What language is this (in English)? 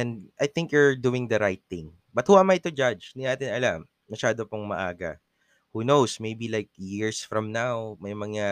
Filipino